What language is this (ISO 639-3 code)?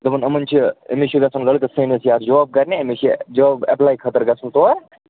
kas